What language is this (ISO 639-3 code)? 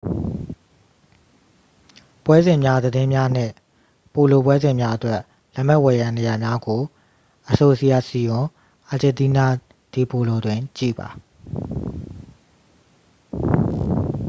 mya